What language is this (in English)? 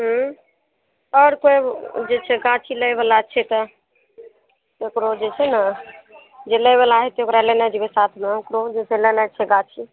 Maithili